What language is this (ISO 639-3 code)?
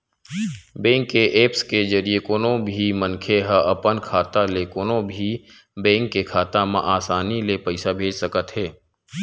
hne